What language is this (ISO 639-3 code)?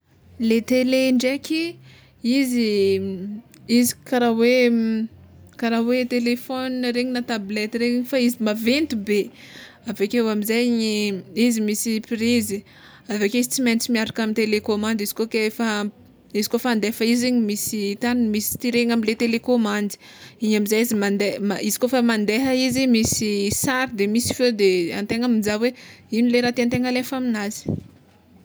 xmw